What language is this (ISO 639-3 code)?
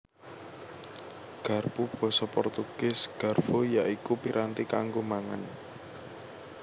jav